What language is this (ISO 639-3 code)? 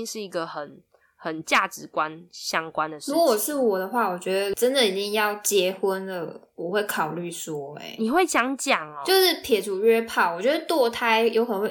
zho